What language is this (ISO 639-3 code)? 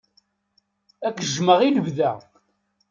kab